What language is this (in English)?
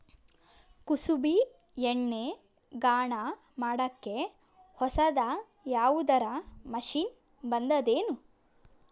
Kannada